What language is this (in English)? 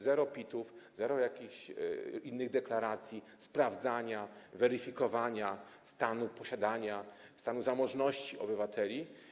Polish